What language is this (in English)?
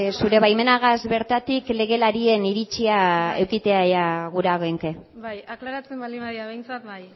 Basque